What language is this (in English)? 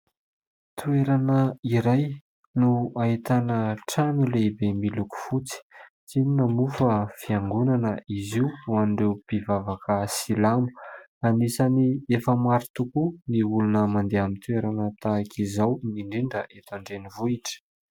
Malagasy